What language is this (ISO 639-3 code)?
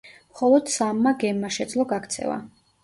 kat